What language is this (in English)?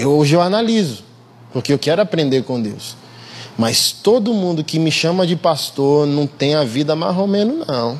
Portuguese